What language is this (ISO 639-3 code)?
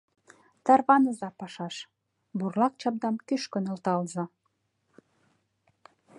chm